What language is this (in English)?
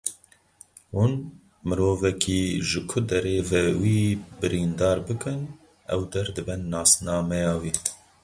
Kurdish